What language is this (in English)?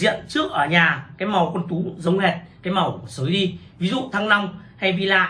Vietnamese